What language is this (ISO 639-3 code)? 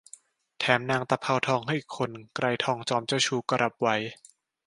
tha